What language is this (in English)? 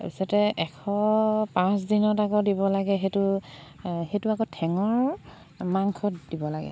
Assamese